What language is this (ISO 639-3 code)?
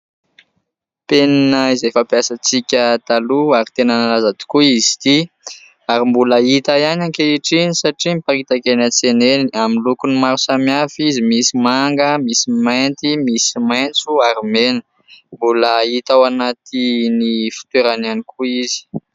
mlg